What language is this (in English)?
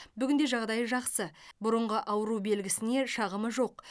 Kazakh